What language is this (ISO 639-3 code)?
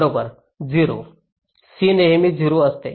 mar